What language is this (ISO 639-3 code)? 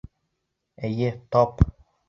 bak